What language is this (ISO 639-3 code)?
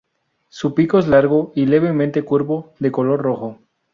spa